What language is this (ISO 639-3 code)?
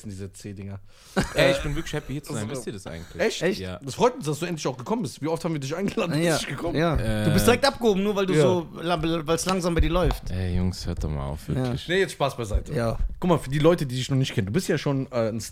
deu